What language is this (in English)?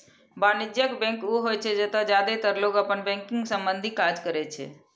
Maithili